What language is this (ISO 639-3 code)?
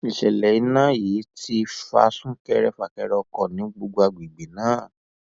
yor